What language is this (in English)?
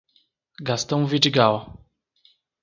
Portuguese